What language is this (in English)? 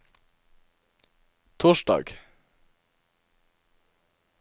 Norwegian